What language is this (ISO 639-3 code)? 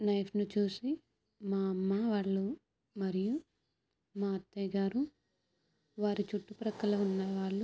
tel